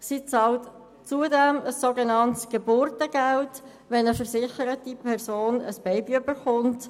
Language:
Swiss German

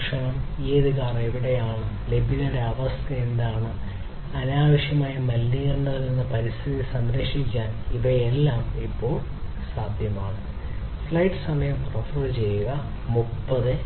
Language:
Malayalam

